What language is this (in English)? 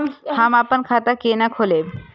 Maithili